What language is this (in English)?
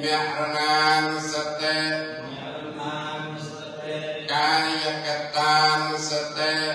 English